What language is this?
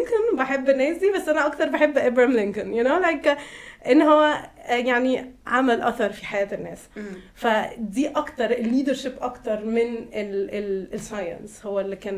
Arabic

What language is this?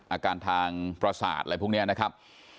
Thai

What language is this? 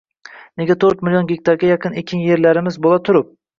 Uzbek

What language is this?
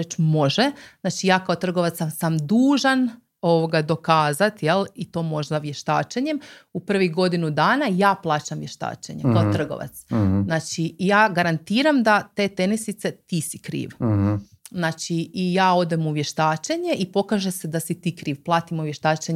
Croatian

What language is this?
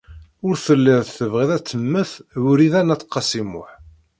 Kabyle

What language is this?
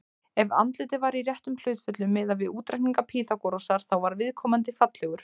Icelandic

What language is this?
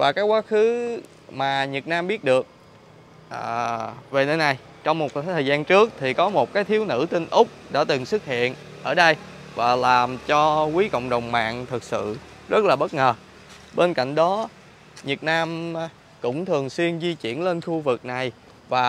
Vietnamese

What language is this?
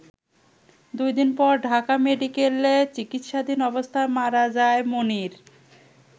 Bangla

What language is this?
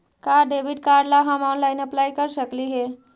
Magahi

